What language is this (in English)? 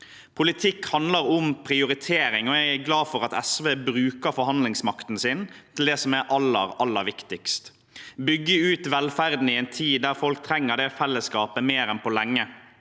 Norwegian